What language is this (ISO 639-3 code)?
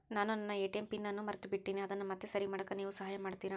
kan